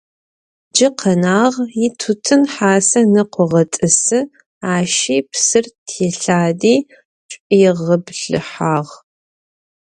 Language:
Adyghe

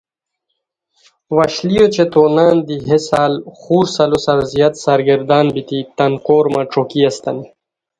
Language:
Khowar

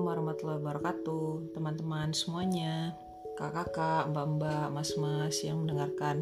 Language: Indonesian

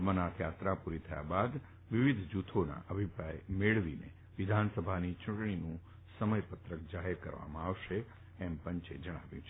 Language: Gujarati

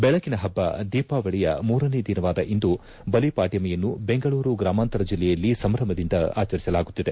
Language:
Kannada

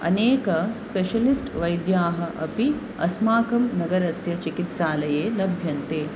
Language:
Sanskrit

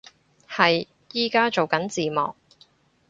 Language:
Cantonese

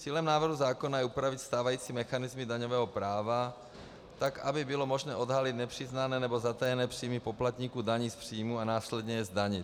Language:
Czech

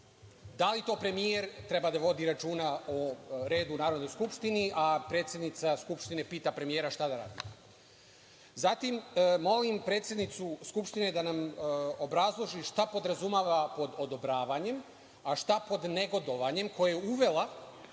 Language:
Serbian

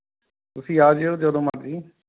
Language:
Punjabi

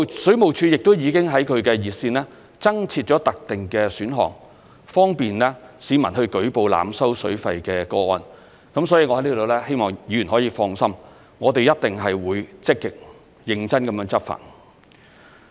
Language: Cantonese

